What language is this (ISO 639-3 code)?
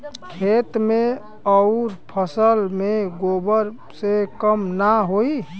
bho